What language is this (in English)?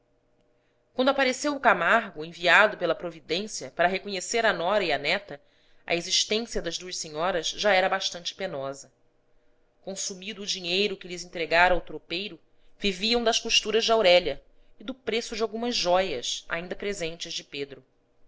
Portuguese